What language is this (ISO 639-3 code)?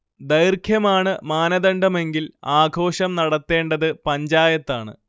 mal